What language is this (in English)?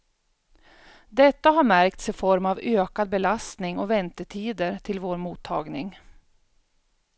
Swedish